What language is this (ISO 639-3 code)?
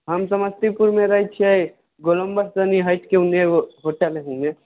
mai